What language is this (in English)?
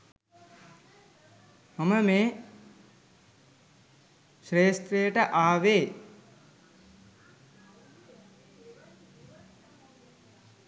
Sinhala